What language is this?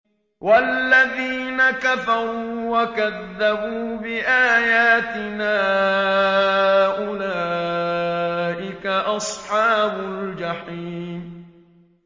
Arabic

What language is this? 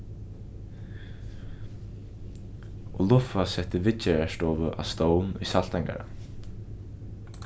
Faroese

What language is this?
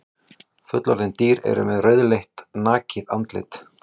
Icelandic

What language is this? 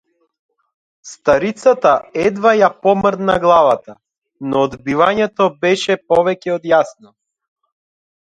Macedonian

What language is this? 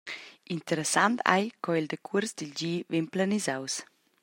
Romansh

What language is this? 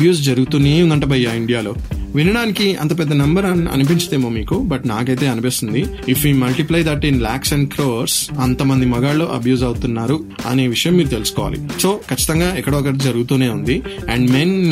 Telugu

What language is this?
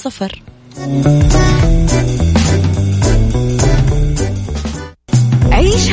Arabic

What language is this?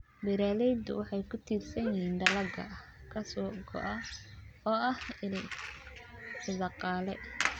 Somali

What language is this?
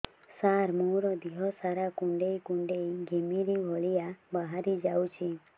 Odia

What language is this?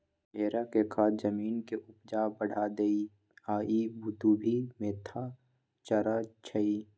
Magahi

